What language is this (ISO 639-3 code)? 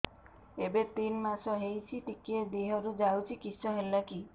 ori